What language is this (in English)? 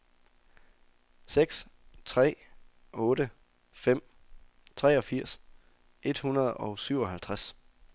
Danish